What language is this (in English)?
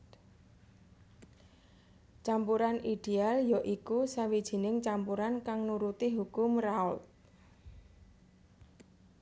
Javanese